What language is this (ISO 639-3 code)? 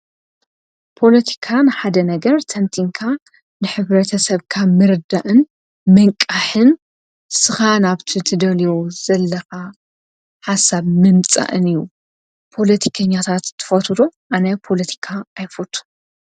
tir